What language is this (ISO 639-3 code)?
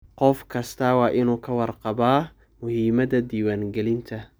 som